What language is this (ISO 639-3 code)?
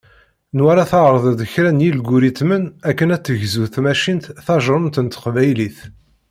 kab